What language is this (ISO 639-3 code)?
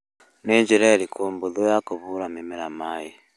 kik